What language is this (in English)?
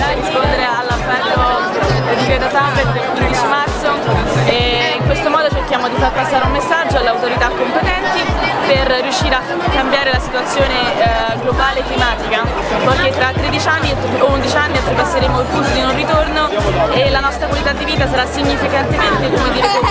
Italian